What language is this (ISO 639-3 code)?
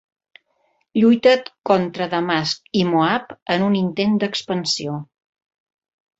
cat